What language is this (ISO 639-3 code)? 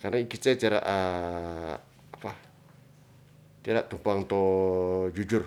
rth